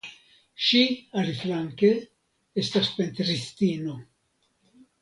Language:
Esperanto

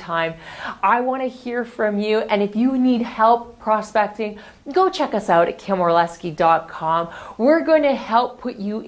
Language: English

